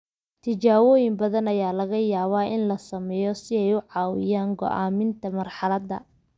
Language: Somali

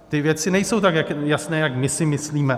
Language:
Czech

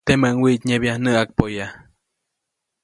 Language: Copainalá Zoque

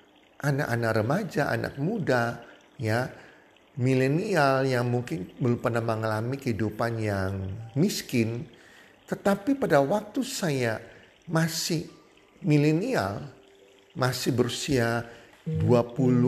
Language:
Indonesian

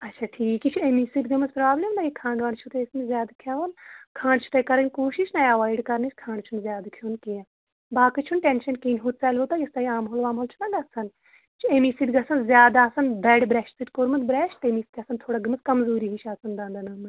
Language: Kashmiri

